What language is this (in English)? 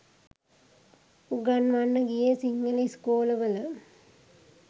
Sinhala